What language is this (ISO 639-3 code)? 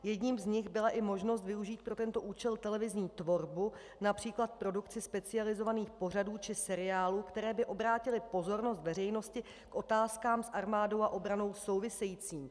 ces